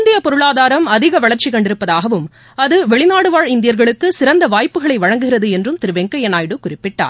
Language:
Tamil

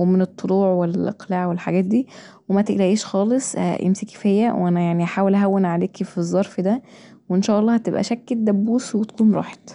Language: Egyptian Arabic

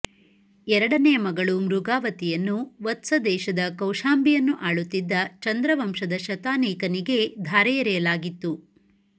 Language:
Kannada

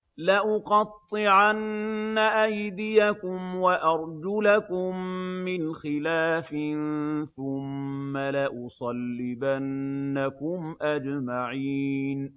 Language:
Arabic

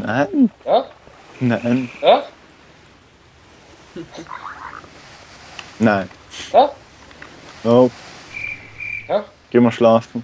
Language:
German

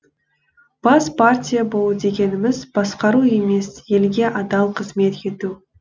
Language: Kazakh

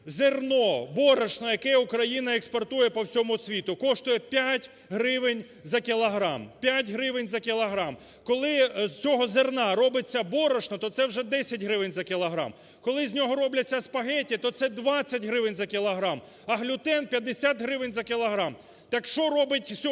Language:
Ukrainian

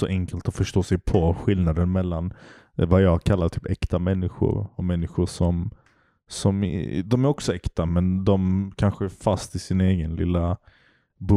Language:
Swedish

